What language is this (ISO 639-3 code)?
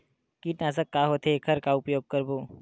hne